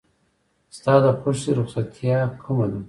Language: Pashto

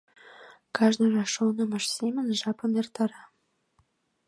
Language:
Mari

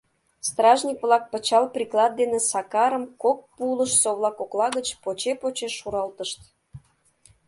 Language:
Mari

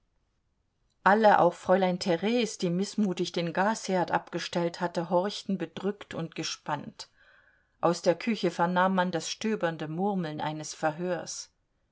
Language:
German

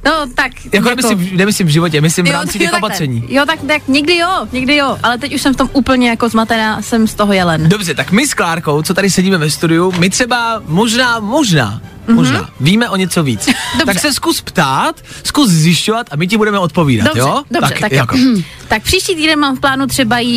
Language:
Czech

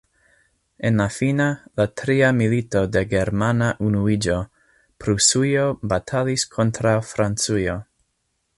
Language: Esperanto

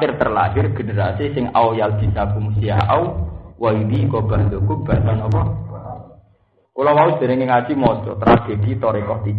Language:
Indonesian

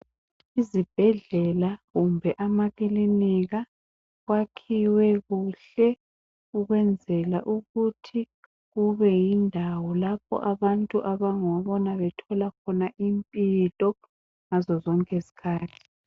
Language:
North Ndebele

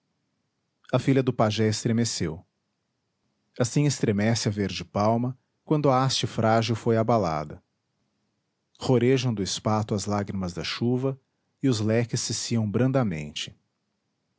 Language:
Portuguese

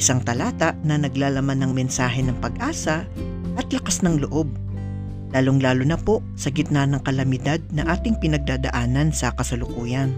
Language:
Filipino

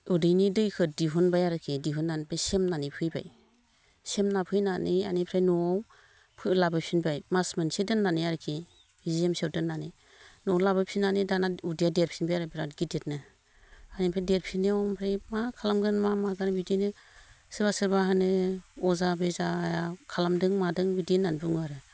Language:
Bodo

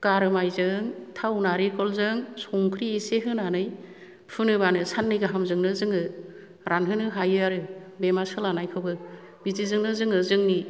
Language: Bodo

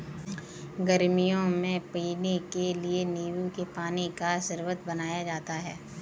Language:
Hindi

